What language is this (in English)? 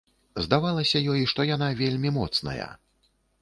Belarusian